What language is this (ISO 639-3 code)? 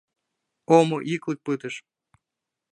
chm